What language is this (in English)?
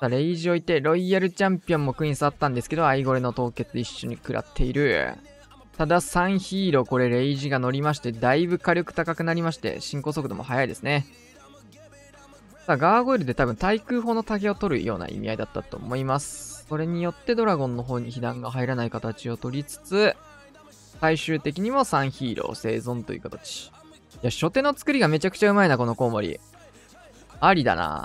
Japanese